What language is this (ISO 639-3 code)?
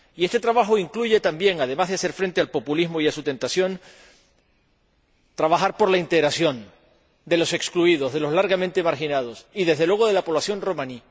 spa